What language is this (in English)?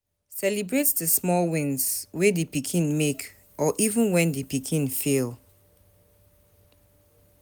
Nigerian Pidgin